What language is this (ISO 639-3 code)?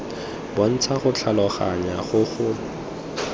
tsn